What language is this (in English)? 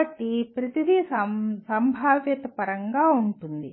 Telugu